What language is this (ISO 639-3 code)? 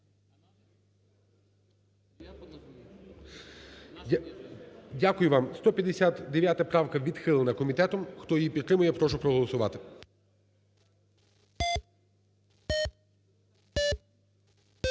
ukr